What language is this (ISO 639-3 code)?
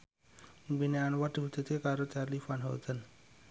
jav